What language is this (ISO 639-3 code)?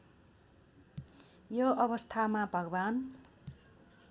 nep